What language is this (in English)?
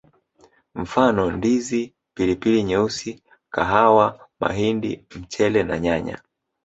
Swahili